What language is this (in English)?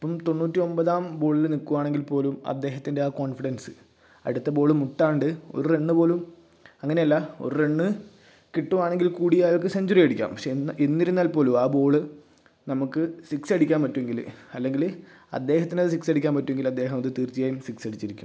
Malayalam